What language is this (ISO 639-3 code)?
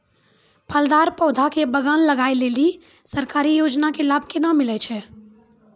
mai